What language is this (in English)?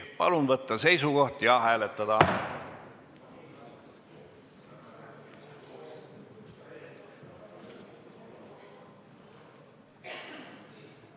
Estonian